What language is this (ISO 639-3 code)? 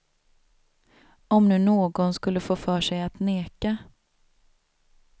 swe